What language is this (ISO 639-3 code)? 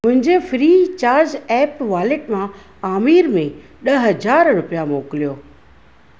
snd